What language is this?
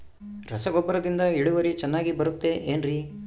Kannada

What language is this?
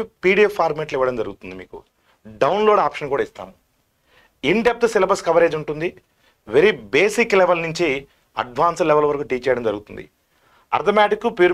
Telugu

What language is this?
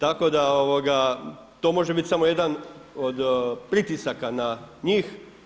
Croatian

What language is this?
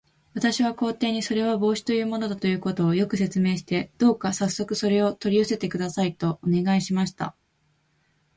Japanese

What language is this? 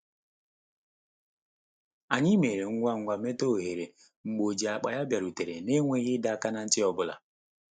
Igbo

